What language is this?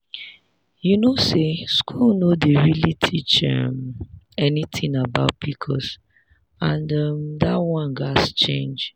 Nigerian Pidgin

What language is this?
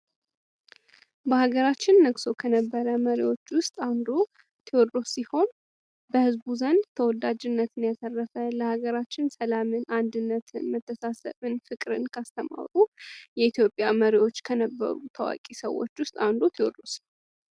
Amharic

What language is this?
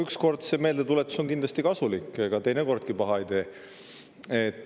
Estonian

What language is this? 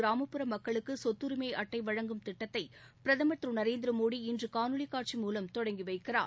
Tamil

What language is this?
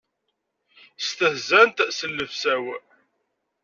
Kabyle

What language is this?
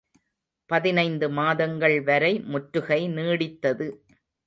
Tamil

